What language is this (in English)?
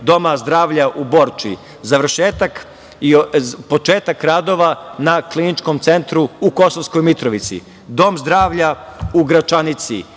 Serbian